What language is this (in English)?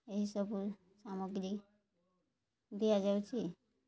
Odia